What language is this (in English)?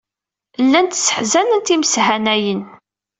Kabyle